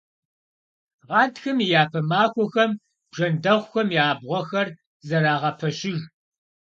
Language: Kabardian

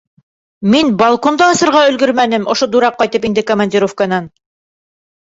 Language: Bashkir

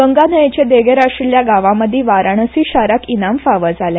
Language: Konkani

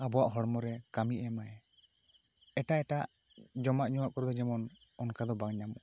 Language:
Santali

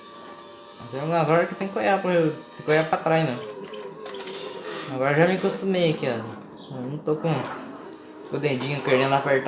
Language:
Portuguese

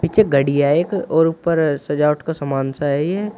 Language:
Hindi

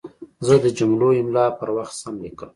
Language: Pashto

